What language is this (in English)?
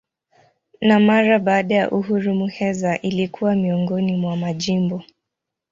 Swahili